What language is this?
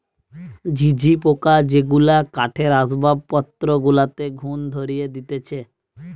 Bangla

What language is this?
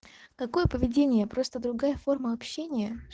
Russian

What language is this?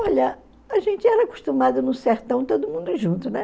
Portuguese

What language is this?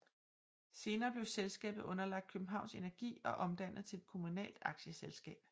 Danish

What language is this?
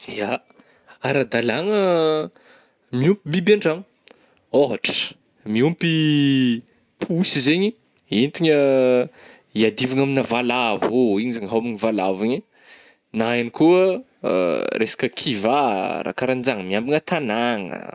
Northern Betsimisaraka Malagasy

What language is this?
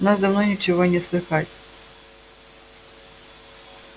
Russian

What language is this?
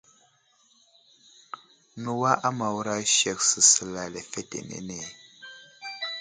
Wuzlam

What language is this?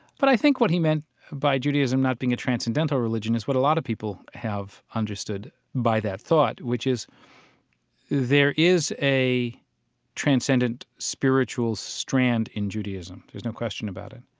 English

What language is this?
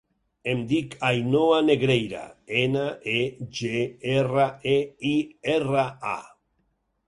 Catalan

